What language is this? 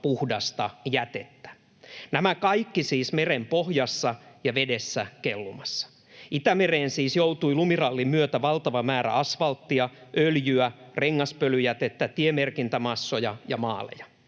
Finnish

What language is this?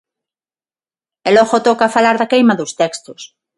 Galician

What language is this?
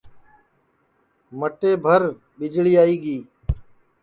Sansi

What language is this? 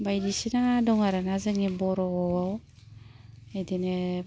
Bodo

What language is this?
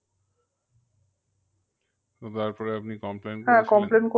Bangla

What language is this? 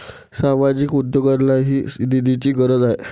Marathi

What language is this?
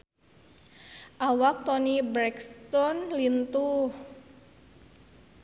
Sundanese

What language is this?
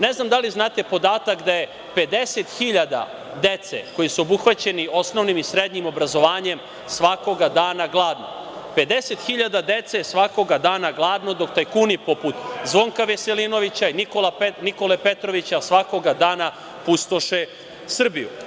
Serbian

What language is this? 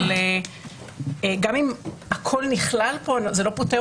Hebrew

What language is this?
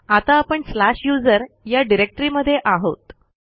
Marathi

